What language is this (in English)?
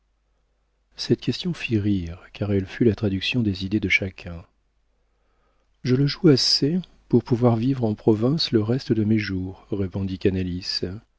French